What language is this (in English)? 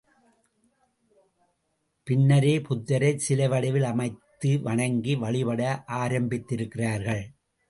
Tamil